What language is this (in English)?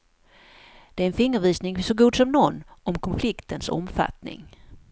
Swedish